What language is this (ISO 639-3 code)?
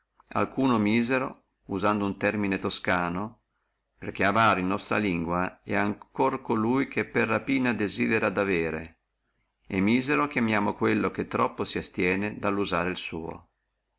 ita